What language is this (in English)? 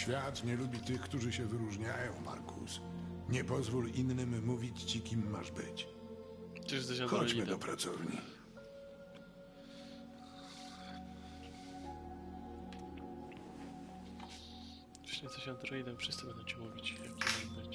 Polish